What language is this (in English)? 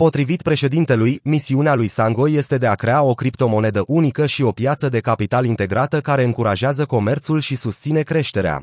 Romanian